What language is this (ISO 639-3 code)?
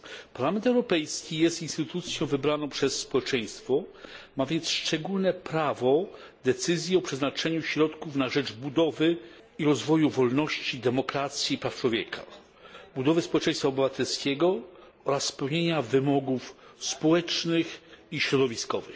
pol